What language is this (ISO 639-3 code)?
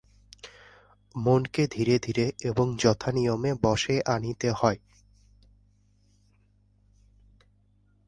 ben